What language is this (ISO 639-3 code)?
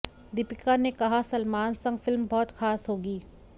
hin